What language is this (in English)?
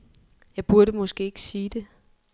Danish